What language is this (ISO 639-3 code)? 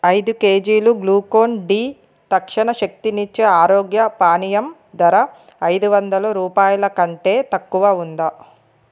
tel